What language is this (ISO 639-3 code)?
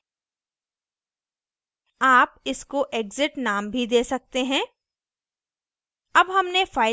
hin